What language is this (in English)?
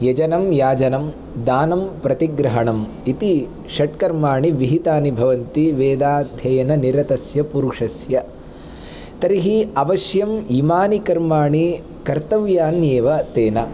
Sanskrit